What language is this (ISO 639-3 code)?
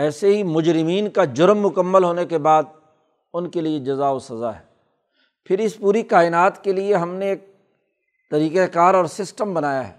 urd